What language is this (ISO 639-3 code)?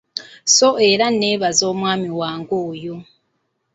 lug